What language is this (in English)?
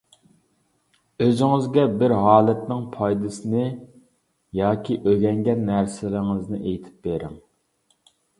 Uyghur